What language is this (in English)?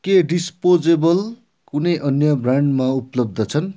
Nepali